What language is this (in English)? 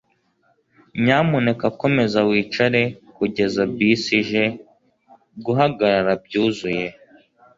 Kinyarwanda